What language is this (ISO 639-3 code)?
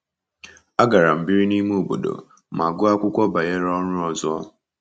ibo